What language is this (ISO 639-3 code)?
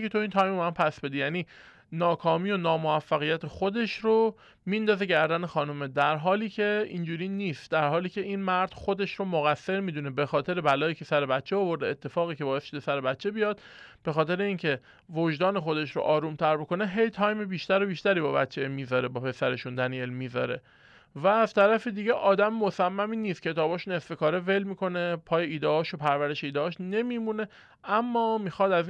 fas